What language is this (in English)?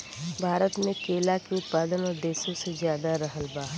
Bhojpuri